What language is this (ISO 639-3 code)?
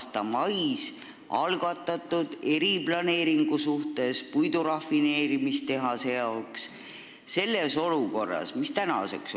est